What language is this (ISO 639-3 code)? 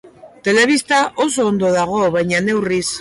eus